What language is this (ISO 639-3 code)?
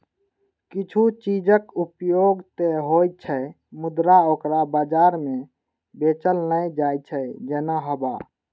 mai